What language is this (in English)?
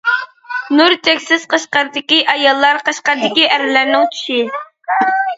Uyghur